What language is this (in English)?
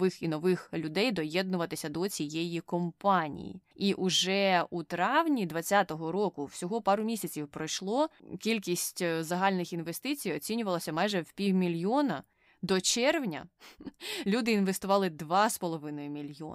Ukrainian